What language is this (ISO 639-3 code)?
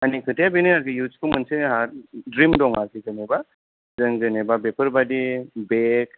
brx